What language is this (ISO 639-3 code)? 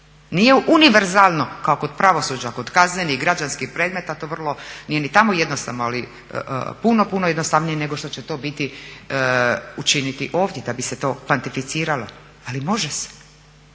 hrv